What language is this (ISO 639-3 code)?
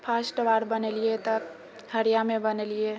mai